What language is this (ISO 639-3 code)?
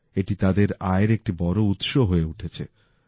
ben